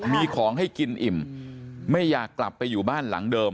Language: Thai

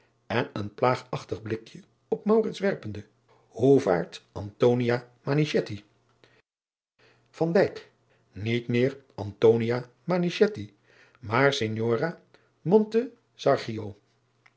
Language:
Dutch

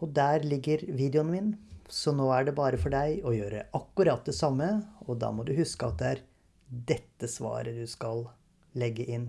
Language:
Norwegian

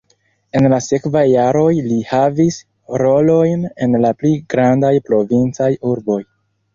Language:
Esperanto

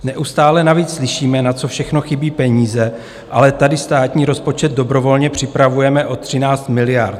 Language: Czech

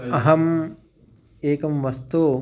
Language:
Sanskrit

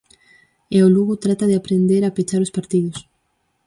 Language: Galician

